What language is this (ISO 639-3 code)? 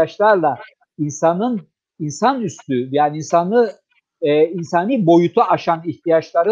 tur